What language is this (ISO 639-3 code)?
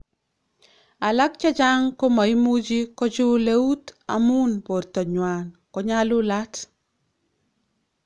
kln